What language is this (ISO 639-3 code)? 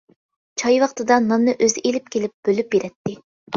uig